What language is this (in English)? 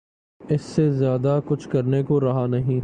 Urdu